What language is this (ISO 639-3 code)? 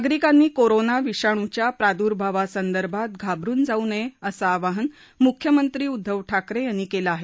mar